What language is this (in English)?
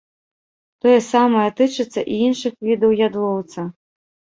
Belarusian